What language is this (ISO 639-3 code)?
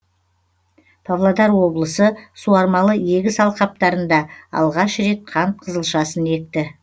kaz